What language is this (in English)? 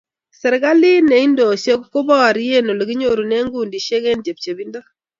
Kalenjin